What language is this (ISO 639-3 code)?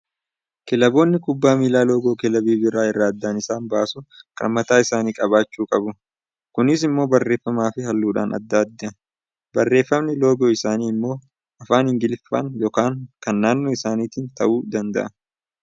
orm